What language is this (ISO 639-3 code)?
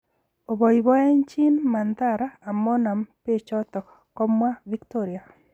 kln